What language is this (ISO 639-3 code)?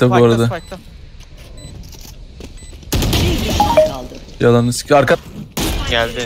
tur